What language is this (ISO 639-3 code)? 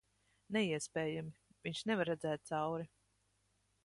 lav